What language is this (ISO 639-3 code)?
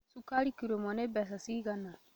kik